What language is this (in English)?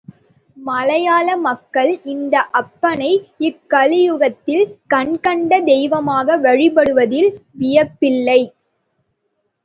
Tamil